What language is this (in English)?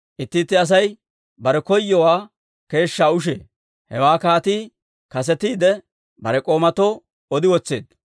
Dawro